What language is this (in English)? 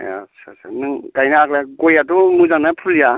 Bodo